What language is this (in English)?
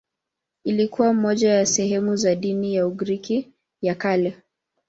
Swahili